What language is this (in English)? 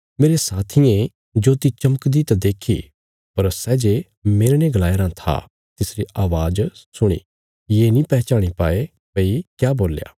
Bilaspuri